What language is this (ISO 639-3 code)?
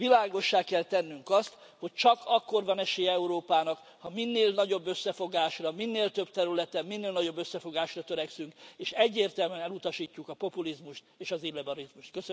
hun